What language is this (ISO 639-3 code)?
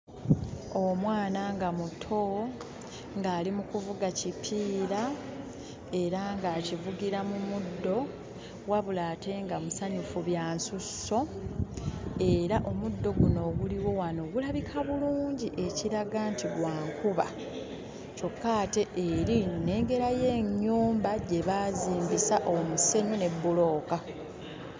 lug